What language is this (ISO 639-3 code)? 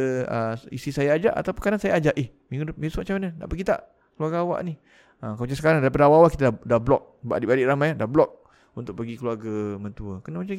msa